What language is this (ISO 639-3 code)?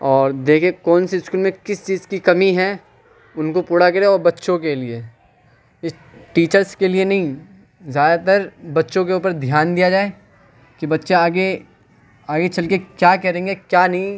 urd